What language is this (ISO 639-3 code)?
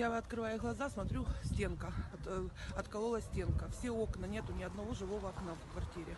ukr